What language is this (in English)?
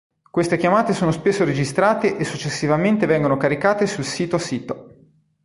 Italian